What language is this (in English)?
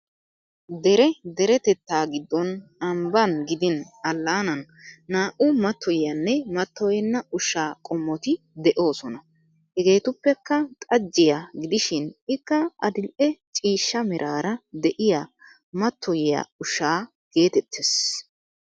Wolaytta